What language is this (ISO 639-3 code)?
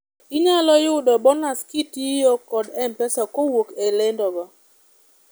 luo